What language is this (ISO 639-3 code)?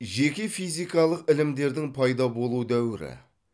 kaz